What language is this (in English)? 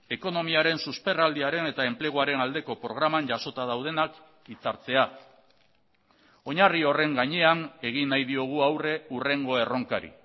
Basque